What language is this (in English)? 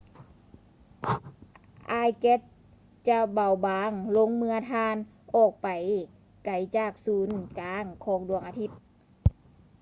Lao